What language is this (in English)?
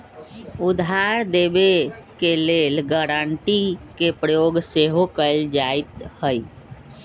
Magahi